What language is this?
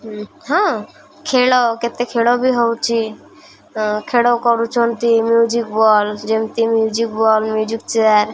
Odia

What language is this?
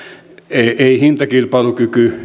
Finnish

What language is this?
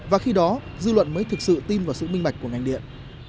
Vietnamese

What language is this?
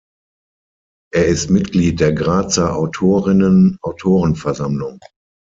German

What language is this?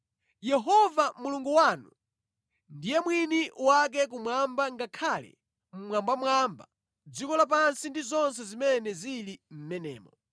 Nyanja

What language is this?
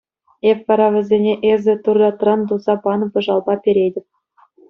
Chuvash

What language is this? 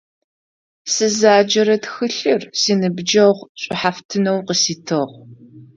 Adyghe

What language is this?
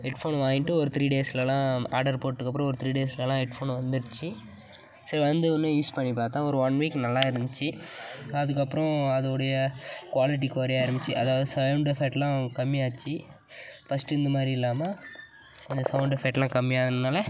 Tamil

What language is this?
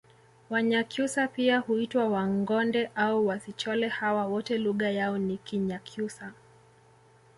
Swahili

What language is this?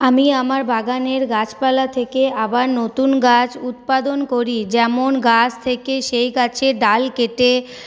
Bangla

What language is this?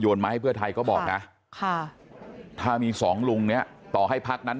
Thai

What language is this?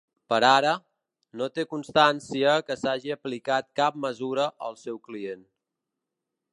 Catalan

